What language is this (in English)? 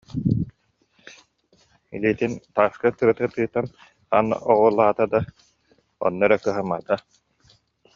Yakut